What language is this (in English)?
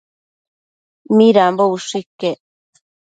Matsés